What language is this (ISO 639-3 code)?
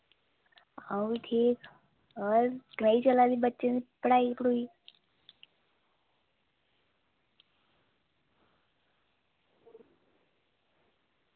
doi